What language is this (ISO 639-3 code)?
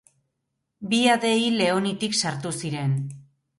eus